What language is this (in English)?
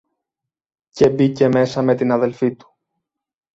Greek